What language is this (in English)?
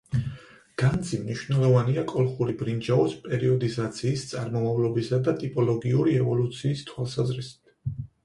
Georgian